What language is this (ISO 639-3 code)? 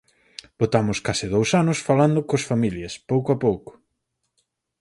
glg